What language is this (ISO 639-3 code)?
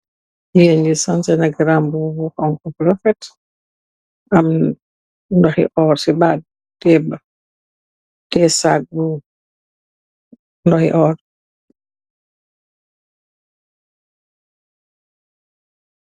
wol